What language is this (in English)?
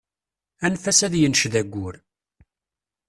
Kabyle